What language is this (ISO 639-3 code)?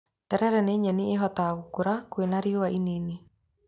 kik